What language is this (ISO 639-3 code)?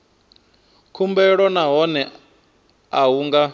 ven